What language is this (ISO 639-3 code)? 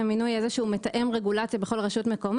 heb